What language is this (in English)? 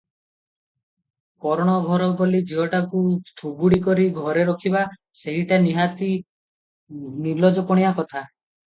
Odia